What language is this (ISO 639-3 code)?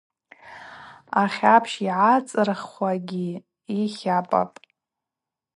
abq